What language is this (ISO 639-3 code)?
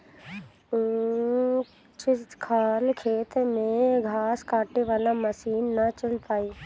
bho